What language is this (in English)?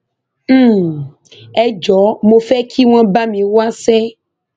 Yoruba